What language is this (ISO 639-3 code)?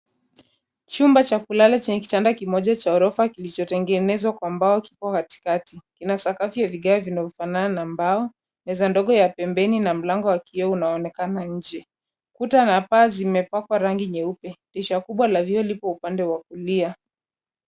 swa